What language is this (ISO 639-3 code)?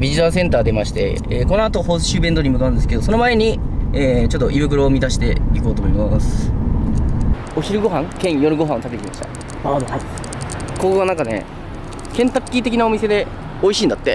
jpn